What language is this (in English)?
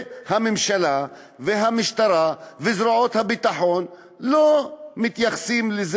Hebrew